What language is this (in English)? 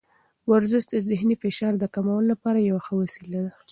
Pashto